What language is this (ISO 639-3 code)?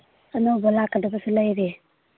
mni